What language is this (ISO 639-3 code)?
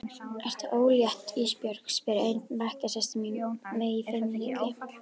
isl